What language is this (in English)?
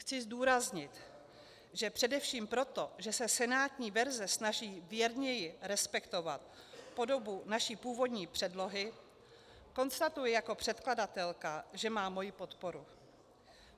Czech